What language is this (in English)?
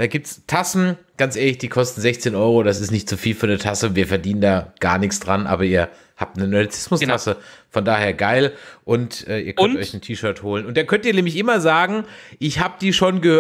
German